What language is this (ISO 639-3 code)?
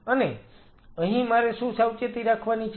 guj